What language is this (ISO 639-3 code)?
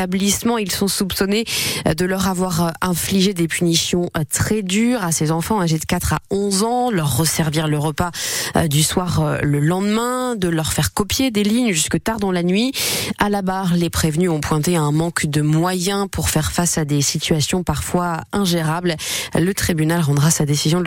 fra